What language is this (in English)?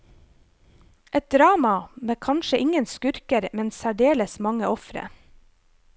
Norwegian